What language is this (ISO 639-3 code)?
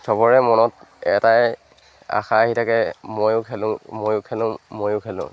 asm